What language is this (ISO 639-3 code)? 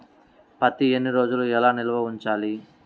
tel